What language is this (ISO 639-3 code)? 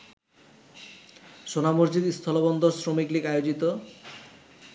ben